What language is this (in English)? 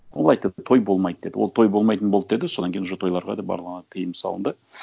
Kazakh